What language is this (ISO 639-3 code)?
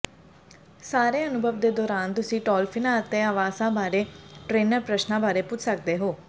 pan